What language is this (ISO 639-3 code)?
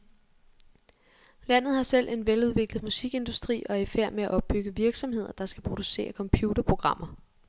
dan